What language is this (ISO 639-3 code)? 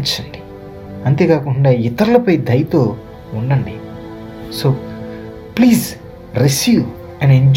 tel